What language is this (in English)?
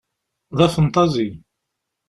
Kabyle